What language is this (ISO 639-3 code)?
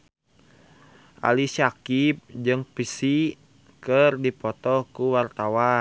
sun